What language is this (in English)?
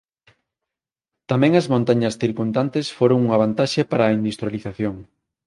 Galician